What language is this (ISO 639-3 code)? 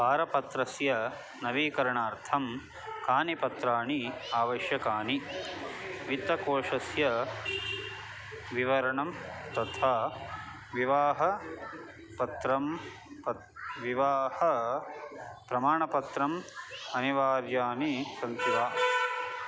san